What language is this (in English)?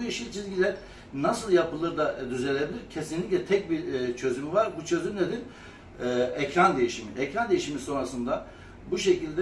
Turkish